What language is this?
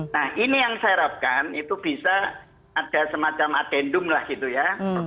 Indonesian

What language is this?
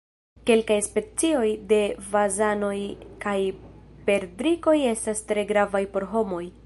Esperanto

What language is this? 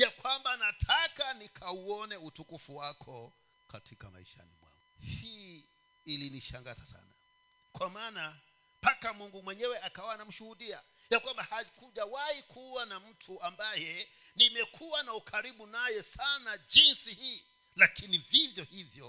Swahili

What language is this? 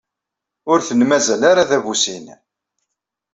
Kabyle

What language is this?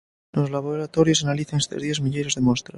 Galician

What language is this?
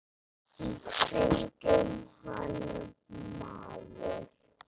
Icelandic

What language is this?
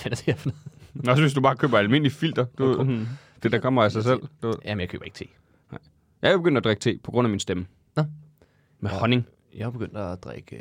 Danish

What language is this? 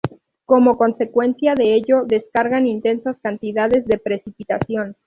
Spanish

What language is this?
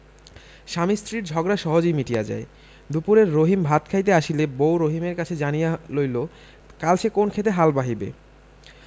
Bangla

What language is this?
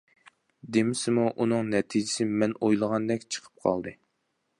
Uyghur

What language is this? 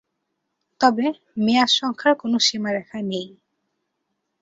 Bangla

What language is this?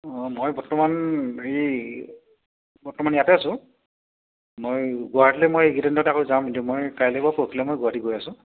Assamese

